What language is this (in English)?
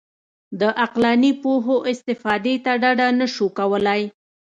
Pashto